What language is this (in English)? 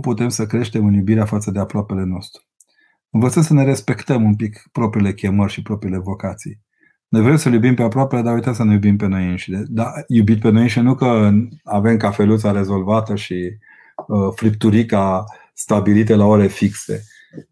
Romanian